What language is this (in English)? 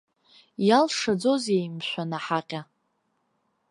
Abkhazian